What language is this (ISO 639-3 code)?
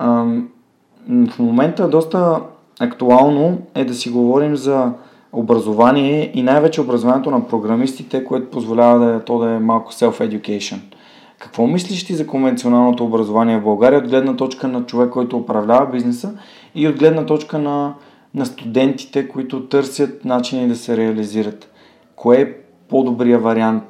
bul